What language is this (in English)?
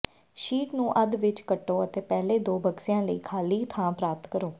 Punjabi